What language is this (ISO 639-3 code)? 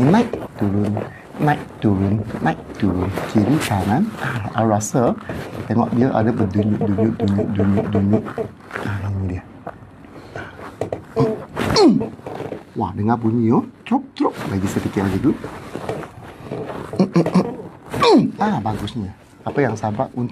msa